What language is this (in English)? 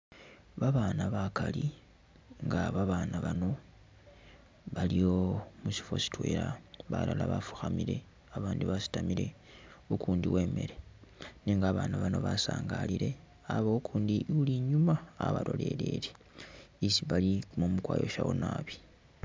Masaaba